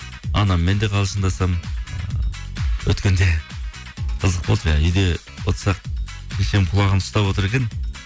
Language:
Kazakh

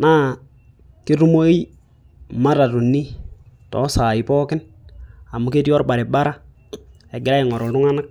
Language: Masai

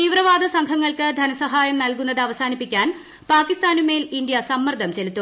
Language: Malayalam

